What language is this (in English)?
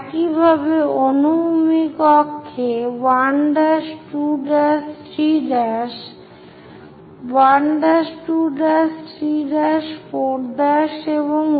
Bangla